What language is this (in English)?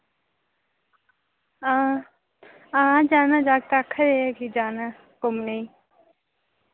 Dogri